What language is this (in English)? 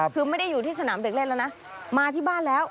Thai